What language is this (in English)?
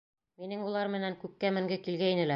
Bashkir